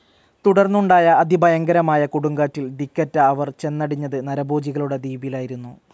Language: Malayalam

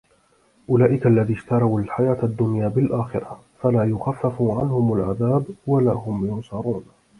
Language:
Arabic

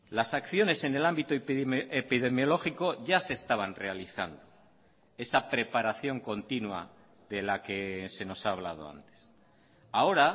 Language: Spanish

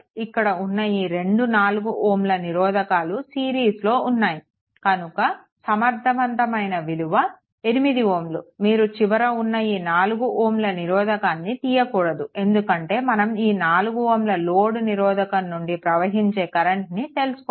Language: Telugu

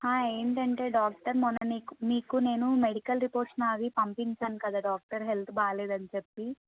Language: Telugu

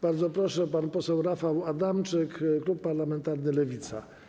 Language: Polish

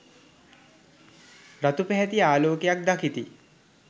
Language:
Sinhala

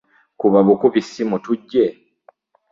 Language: Ganda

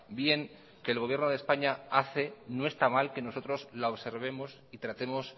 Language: Spanish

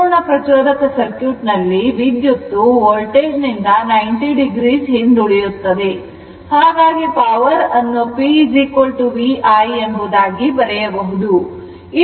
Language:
Kannada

